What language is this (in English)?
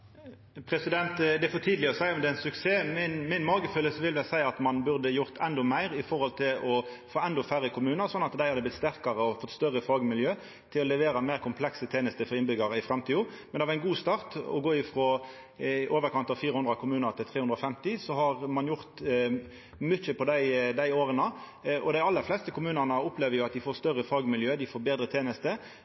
Norwegian Nynorsk